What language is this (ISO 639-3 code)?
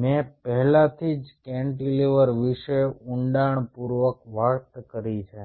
guj